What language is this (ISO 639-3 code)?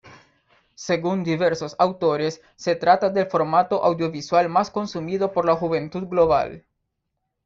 spa